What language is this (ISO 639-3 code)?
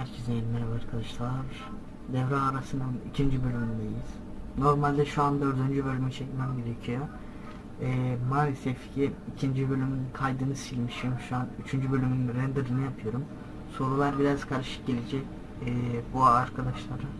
tur